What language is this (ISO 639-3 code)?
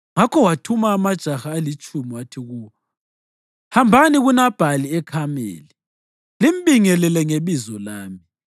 nde